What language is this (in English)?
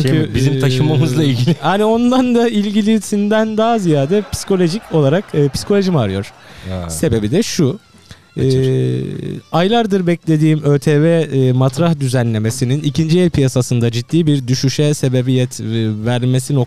Turkish